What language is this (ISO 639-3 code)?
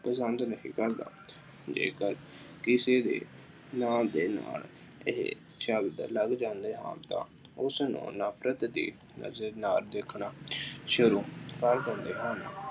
pan